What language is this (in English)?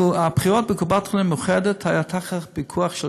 Hebrew